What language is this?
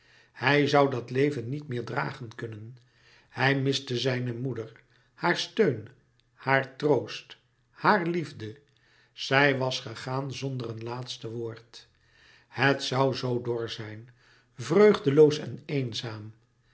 Dutch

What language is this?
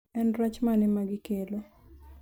Luo (Kenya and Tanzania)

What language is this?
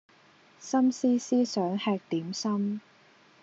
Cantonese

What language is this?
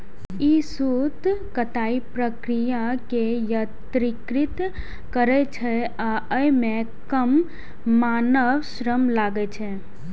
Maithili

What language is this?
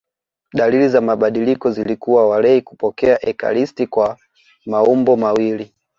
Swahili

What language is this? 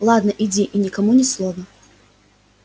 Russian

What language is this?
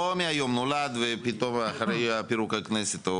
Hebrew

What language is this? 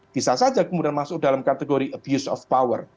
Indonesian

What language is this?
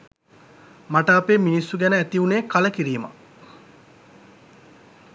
Sinhala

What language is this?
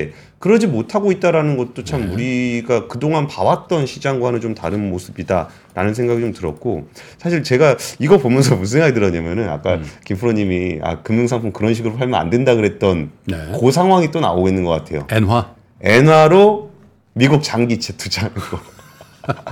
Korean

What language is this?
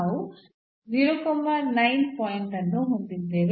Kannada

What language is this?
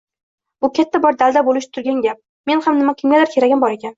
Uzbek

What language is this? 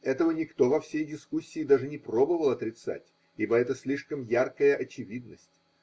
Russian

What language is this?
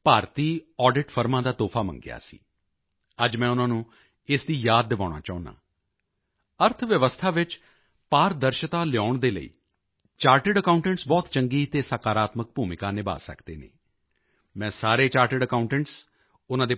Punjabi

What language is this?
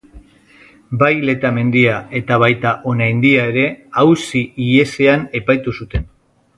Basque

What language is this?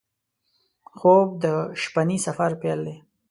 Pashto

